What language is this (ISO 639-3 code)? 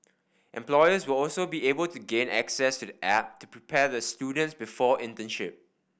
eng